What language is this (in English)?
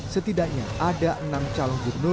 Indonesian